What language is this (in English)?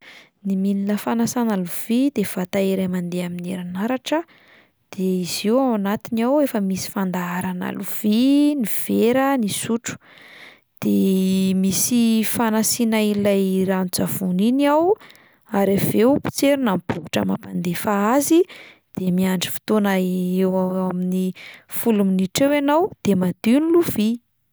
Malagasy